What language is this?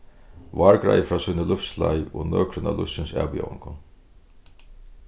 Faroese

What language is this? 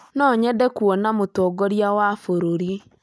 Kikuyu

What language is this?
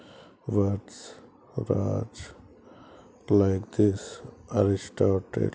Telugu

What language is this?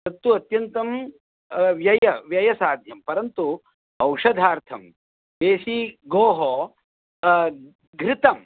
Sanskrit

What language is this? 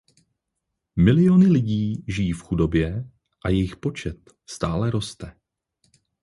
Czech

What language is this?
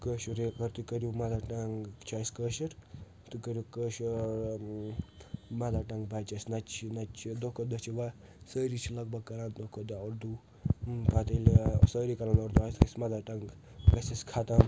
Kashmiri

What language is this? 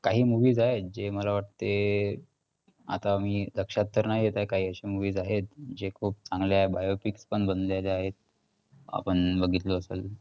Marathi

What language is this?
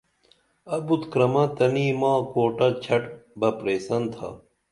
Dameli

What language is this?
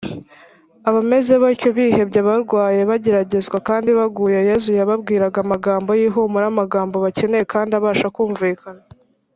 Kinyarwanda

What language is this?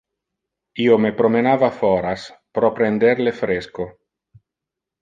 Interlingua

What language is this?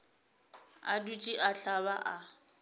Northern Sotho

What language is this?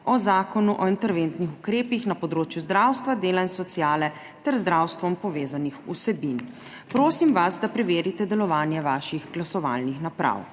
Slovenian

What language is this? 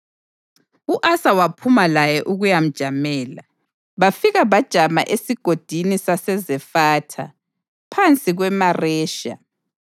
North Ndebele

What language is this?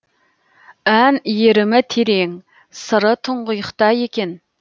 Kazakh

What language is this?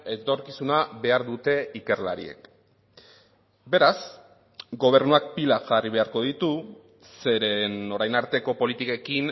Basque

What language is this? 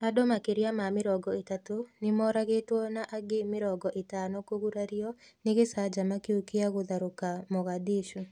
Kikuyu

